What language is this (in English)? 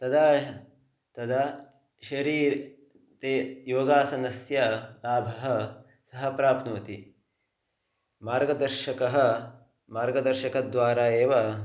Sanskrit